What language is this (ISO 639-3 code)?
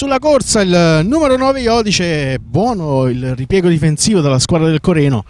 ita